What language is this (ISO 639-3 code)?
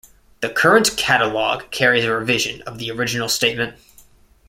eng